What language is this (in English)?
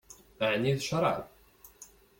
Kabyle